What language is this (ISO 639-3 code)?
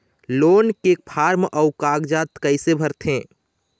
hne